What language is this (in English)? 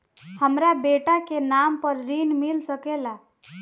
Bhojpuri